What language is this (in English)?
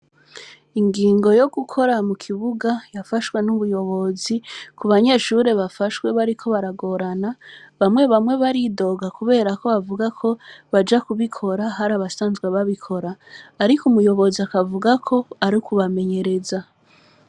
Rundi